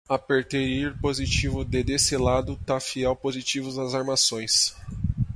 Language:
Portuguese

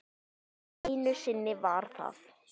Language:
Icelandic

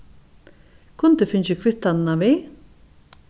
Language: Faroese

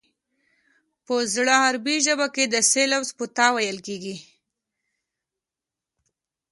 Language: Pashto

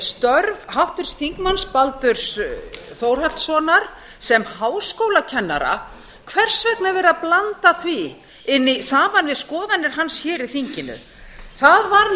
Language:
Icelandic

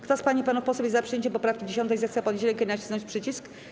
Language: Polish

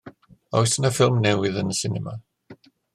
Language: Welsh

